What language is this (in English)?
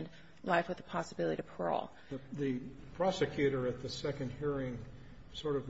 English